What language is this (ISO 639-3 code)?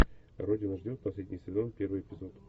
rus